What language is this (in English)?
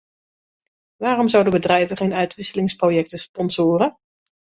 Dutch